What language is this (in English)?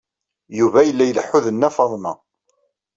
Kabyle